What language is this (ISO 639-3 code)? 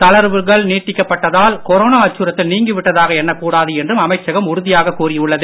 tam